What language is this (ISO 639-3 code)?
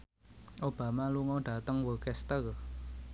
jav